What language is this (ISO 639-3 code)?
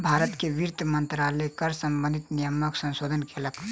mai